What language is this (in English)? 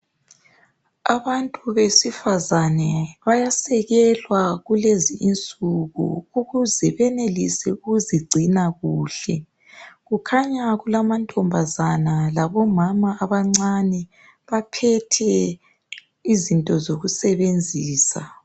North Ndebele